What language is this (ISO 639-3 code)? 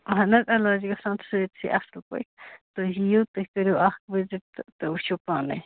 kas